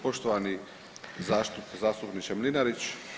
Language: Croatian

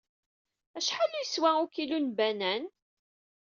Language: Kabyle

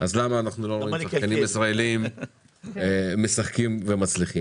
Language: Hebrew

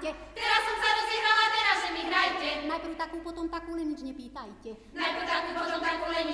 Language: Slovak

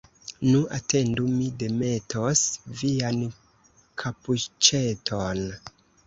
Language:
Esperanto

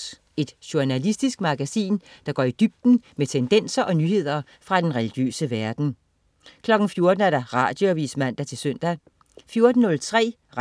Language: Danish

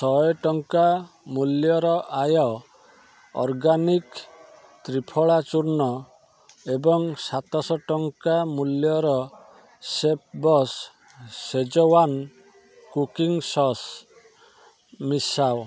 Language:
Odia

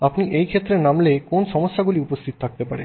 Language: Bangla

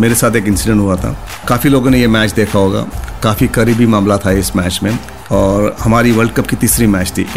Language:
Hindi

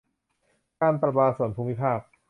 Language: Thai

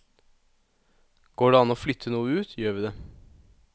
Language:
Norwegian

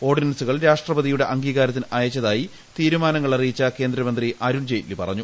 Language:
Malayalam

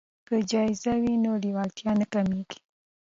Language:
Pashto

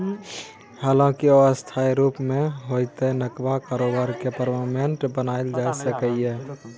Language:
Maithili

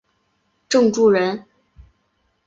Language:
Chinese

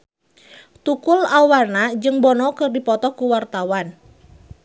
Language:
Sundanese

